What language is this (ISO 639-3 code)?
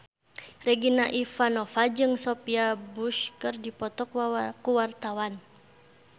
sun